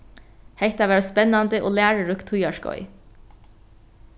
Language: Faroese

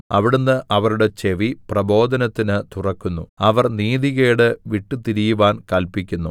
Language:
Malayalam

